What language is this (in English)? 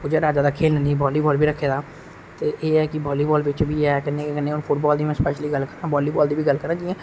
Dogri